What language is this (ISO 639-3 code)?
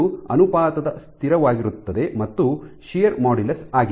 kan